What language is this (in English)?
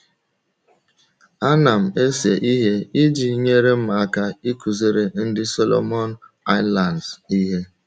Igbo